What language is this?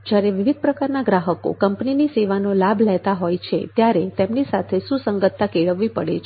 Gujarati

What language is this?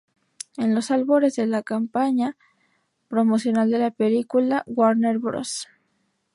Spanish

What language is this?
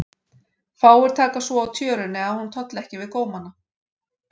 Icelandic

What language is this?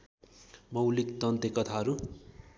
Nepali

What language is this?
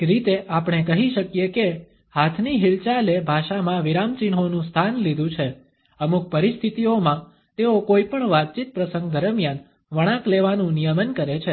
Gujarati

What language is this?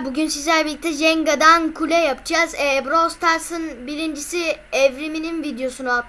Turkish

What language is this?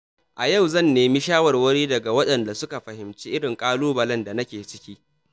Hausa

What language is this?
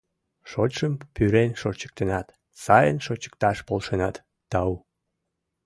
Mari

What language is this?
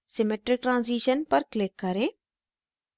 Hindi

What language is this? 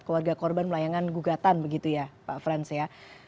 Indonesian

